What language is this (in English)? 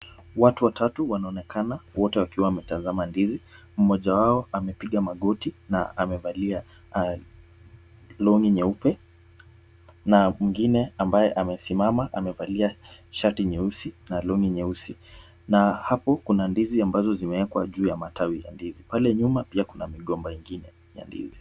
Swahili